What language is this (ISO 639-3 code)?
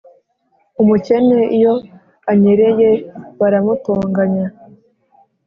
kin